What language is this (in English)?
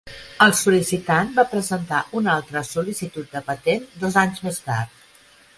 Catalan